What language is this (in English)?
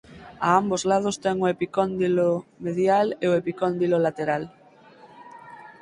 Galician